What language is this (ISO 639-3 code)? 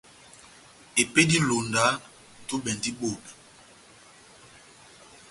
bnm